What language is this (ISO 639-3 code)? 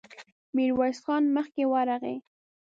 pus